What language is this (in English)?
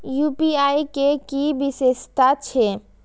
Maithili